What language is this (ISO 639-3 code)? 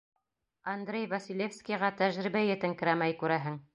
bak